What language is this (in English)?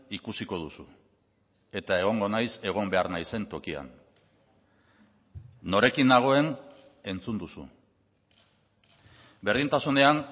Basque